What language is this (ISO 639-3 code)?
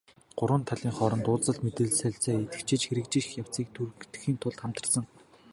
mon